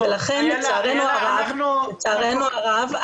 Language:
Hebrew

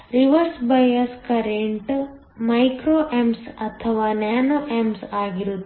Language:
Kannada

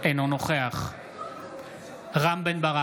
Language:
Hebrew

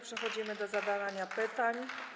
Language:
Polish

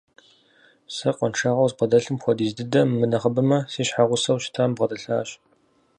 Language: Kabardian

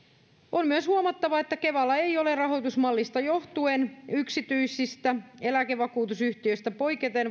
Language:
Finnish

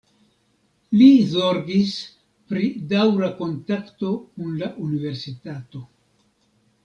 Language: Esperanto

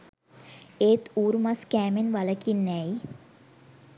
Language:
Sinhala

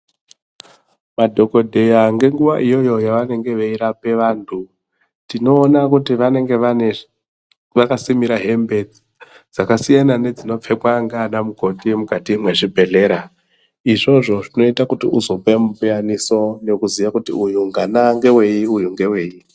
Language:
Ndau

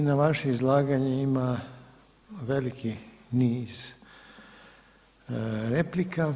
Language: Croatian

